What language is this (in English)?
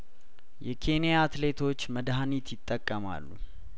Amharic